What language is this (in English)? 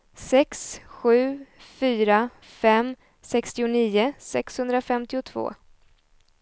Swedish